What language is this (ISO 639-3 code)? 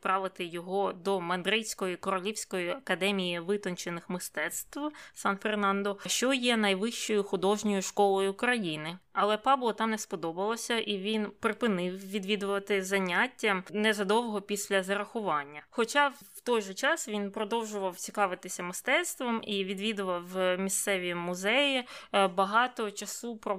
ukr